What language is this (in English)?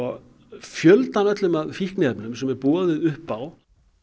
Icelandic